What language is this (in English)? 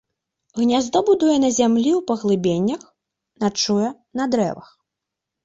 Belarusian